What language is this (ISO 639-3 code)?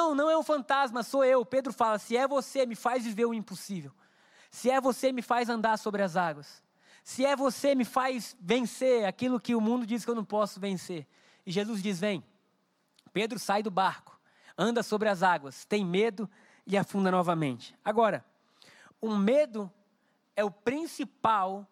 por